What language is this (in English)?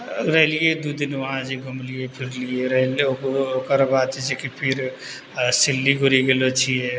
Maithili